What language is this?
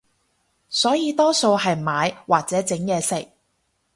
Cantonese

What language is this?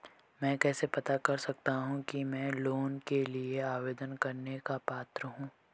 Hindi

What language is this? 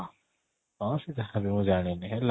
Odia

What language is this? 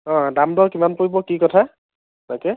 Assamese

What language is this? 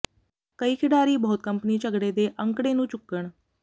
Punjabi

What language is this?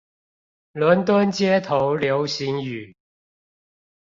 Chinese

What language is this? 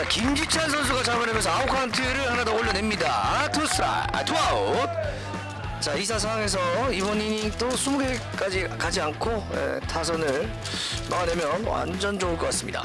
Korean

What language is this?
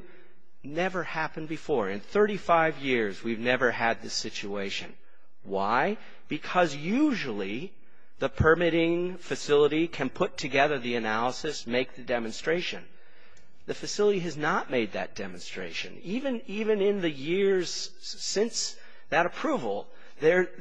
English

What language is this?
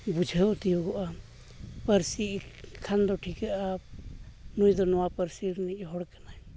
Santali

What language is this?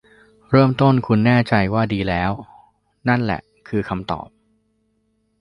Thai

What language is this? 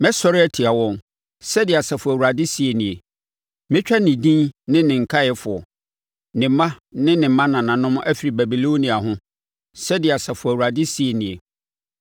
Akan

